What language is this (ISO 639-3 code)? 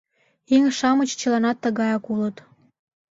chm